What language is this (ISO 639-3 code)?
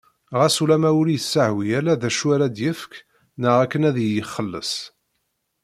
kab